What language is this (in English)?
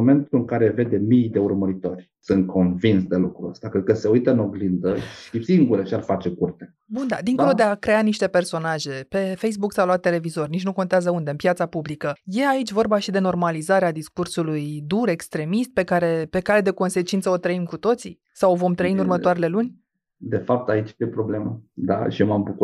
Romanian